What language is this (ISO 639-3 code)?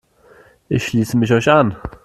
deu